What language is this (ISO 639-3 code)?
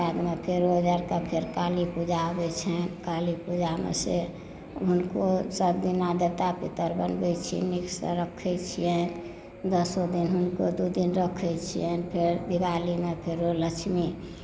mai